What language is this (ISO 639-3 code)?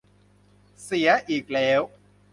tha